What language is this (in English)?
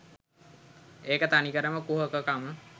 Sinhala